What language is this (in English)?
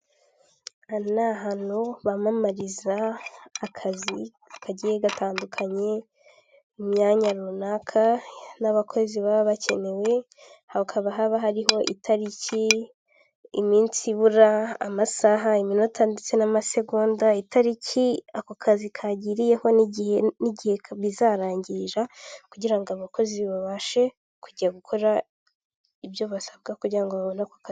Kinyarwanda